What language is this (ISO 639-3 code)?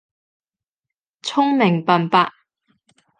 yue